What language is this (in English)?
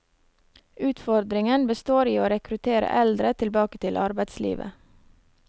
Norwegian